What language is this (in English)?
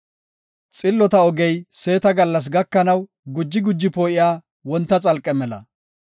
Gofa